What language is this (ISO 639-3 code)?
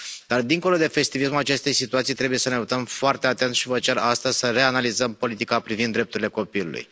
ron